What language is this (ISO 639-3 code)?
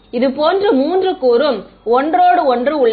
tam